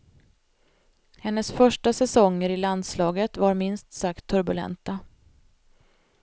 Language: Swedish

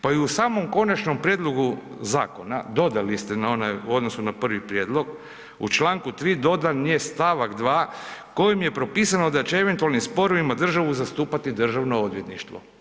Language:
Croatian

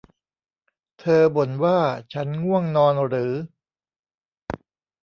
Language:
Thai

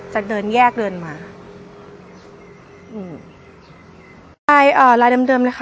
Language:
Thai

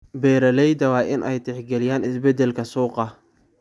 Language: Somali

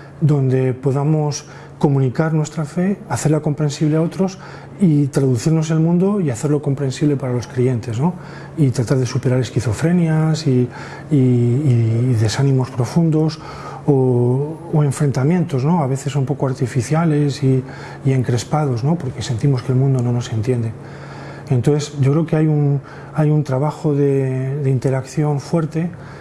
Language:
Spanish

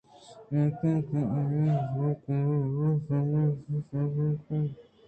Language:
Eastern Balochi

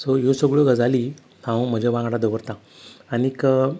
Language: Konkani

